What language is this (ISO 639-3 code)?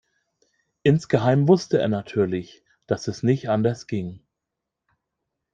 deu